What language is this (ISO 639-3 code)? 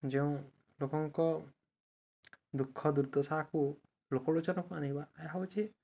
ori